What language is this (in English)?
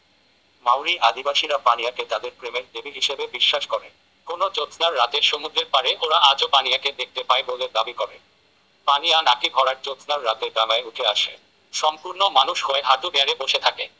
Bangla